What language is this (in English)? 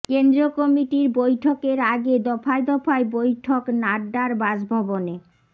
Bangla